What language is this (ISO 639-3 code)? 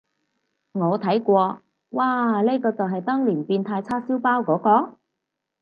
yue